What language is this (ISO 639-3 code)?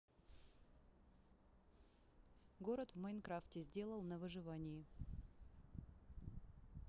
rus